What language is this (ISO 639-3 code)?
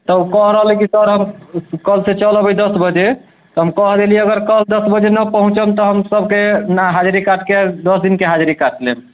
mai